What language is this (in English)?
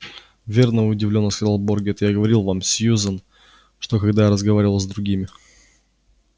Russian